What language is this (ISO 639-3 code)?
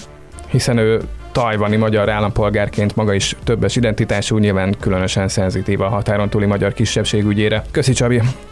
hun